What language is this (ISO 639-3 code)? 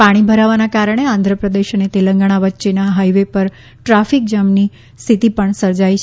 guj